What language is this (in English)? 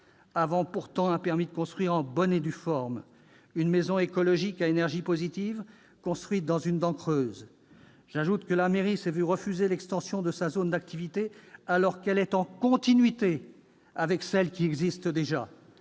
French